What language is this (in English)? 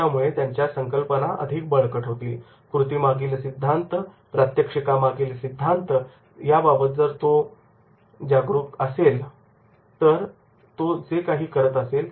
Marathi